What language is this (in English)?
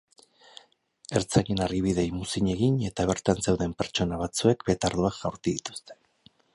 Basque